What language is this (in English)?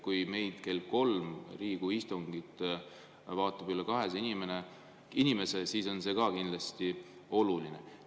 Estonian